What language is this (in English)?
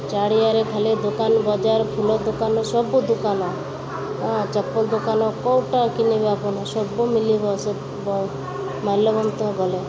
Odia